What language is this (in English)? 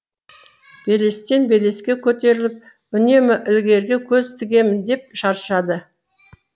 Kazakh